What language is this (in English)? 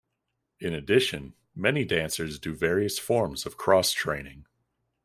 English